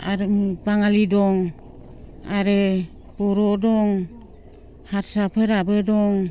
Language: Bodo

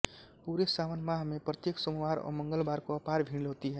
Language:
Hindi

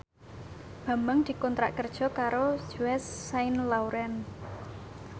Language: Javanese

